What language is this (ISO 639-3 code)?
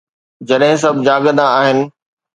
snd